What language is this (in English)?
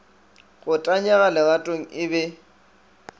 Northern Sotho